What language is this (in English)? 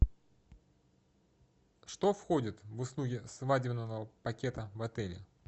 Russian